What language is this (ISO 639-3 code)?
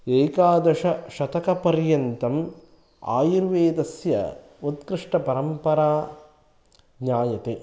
san